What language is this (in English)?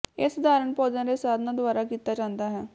Punjabi